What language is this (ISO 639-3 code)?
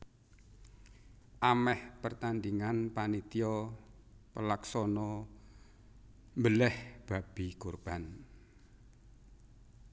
jav